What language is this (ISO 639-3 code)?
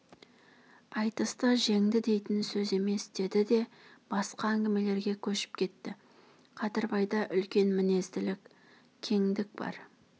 kaz